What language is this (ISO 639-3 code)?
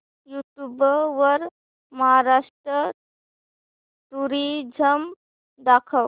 mar